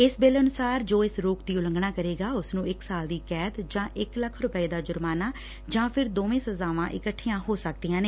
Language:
Punjabi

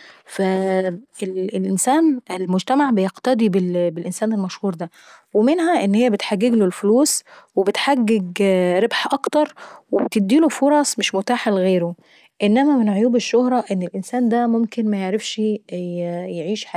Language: Saidi Arabic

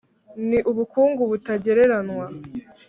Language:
Kinyarwanda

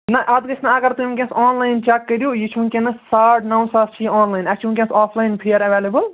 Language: Kashmiri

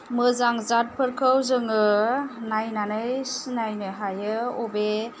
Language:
Bodo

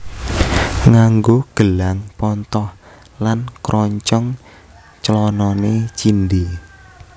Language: Javanese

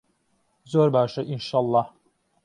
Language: Central Kurdish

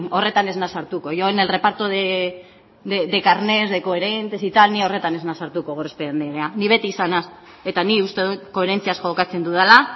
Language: Basque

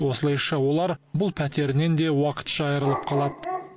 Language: Kazakh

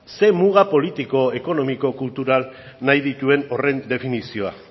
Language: Basque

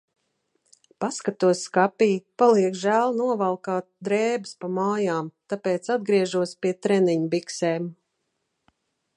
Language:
Latvian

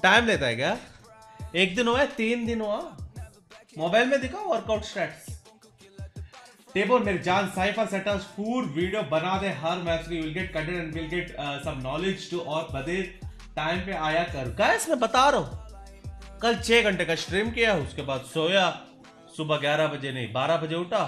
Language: Hindi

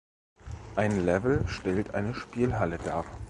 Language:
German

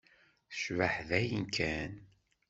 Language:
Kabyle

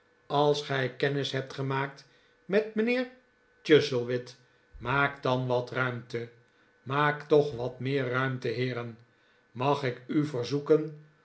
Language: Dutch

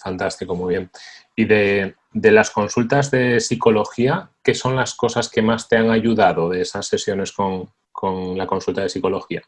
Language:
Spanish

